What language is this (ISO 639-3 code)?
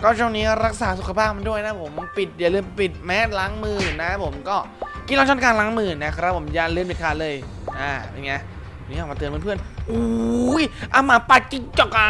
tha